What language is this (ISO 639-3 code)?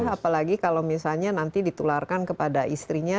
ind